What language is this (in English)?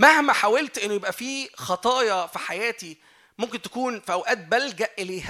Arabic